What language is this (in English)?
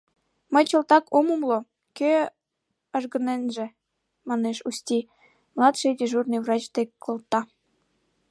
Mari